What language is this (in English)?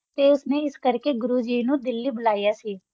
Punjabi